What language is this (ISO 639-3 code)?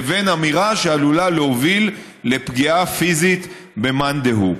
heb